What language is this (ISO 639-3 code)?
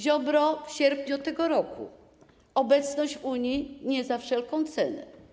pol